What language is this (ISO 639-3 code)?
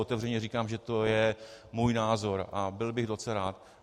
ces